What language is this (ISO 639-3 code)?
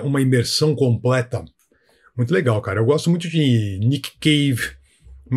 por